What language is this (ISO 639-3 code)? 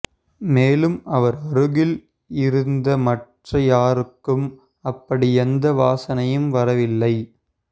tam